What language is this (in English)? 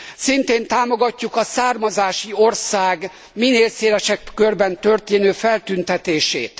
Hungarian